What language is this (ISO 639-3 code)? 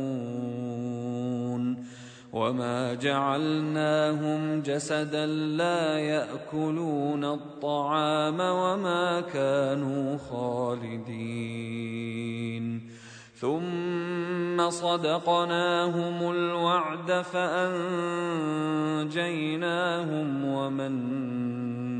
ara